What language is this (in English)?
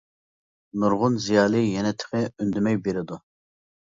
Uyghur